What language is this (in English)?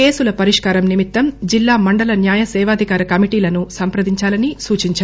Telugu